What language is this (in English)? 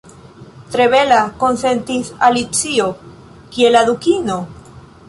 Esperanto